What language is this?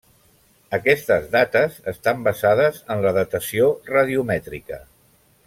Catalan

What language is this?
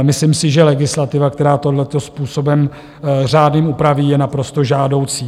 Czech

